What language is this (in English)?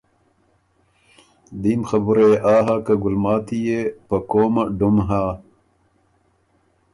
Ormuri